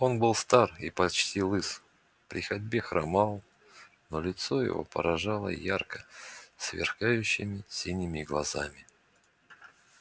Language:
Russian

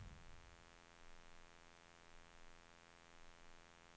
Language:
Swedish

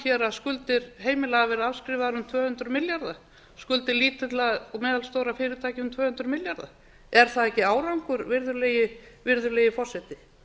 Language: Icelandic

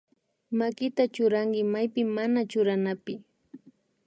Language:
Imbabura Highland Quichua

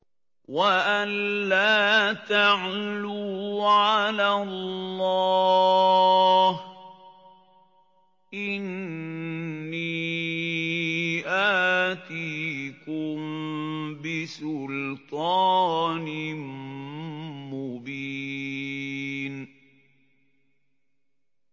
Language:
Arabic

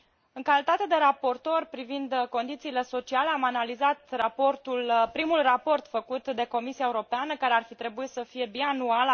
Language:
Romanian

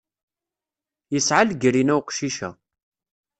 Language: Kabyle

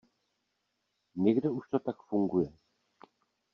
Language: Czech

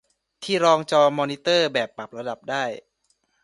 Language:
Thai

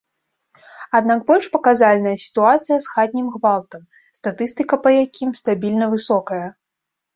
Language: Belarusian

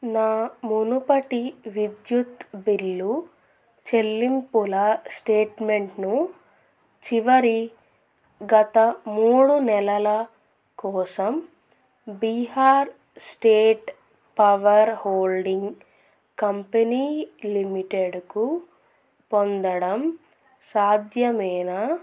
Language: Telugu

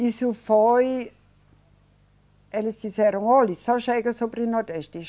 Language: Portuguese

